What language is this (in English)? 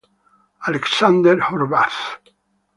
Italian